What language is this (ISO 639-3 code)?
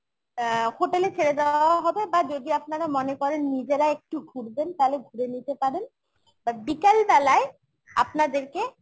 ben